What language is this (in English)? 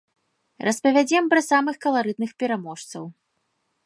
Belarusian